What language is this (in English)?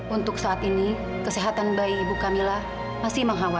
Indonesian